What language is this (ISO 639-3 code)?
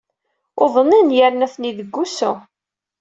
kab